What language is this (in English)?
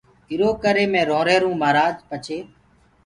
Gurgula